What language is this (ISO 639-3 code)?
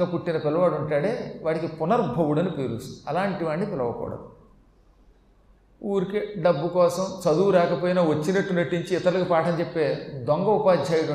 tel